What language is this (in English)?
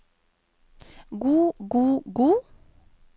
Norwegian